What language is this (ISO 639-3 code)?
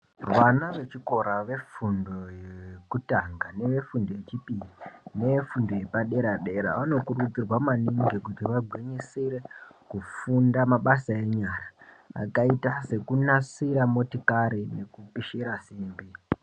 ndc